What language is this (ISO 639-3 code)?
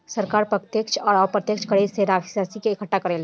bho